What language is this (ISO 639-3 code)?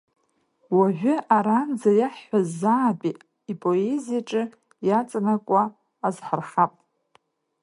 abk